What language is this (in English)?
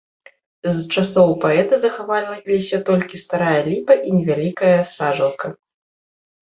Belarusian